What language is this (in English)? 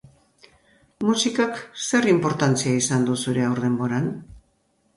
Basque